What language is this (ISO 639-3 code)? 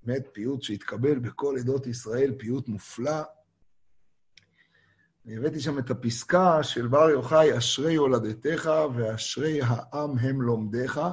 heb